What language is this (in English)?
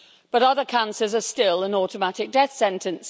English